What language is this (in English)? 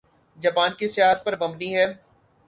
Urdu